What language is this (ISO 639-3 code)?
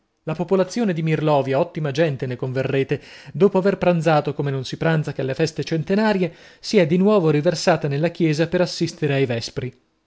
ita